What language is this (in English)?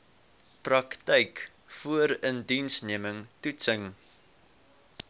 Afrikaans